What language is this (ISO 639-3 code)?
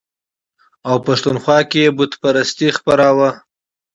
pus